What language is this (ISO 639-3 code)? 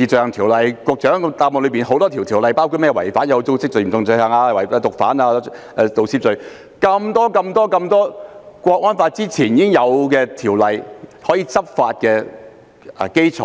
yue